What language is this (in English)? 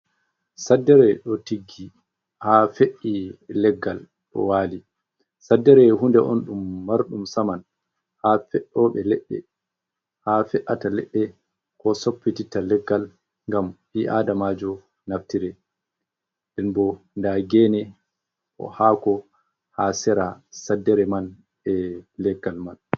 Fula